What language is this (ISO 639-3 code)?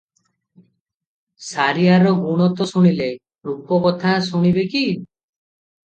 ori